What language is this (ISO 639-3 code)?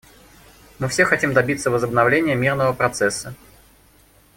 rus